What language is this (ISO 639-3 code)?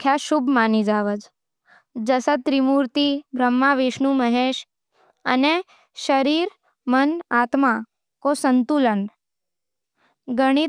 noe